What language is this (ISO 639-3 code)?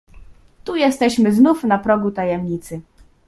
pol